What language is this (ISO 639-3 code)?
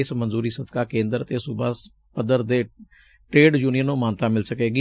pan